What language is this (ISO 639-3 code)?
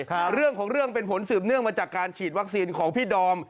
tha